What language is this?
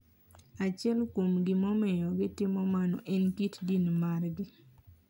Luo (Kenya and Tanzania)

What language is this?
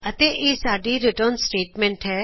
Punjabi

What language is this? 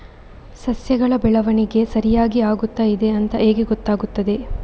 Kannada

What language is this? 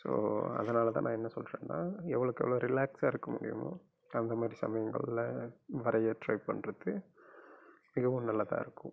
Tamil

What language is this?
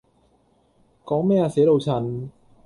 Cantonese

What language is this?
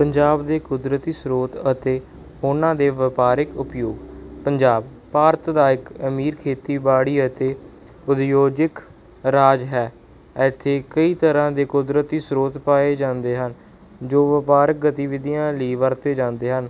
Punjabi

